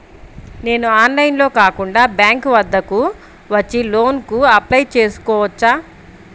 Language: Telugu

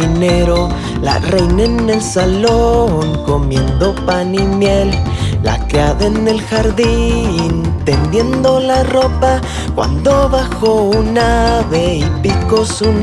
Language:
Spanish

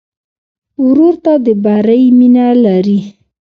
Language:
Pashto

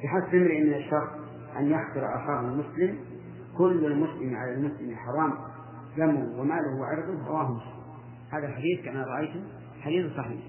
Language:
Arabic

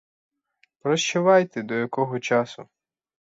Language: Ukrainian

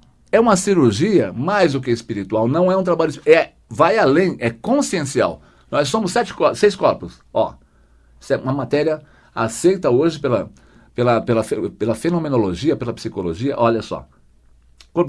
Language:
Portuguese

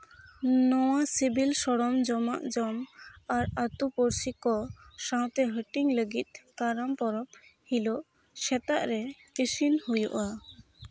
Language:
Santali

